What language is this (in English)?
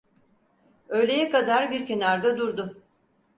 Turkish